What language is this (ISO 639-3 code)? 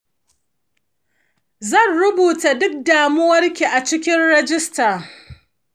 hau